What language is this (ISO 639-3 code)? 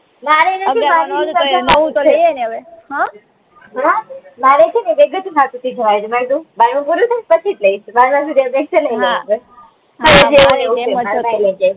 guj